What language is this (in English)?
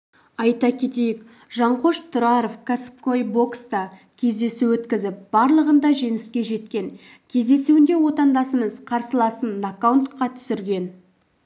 Kazakh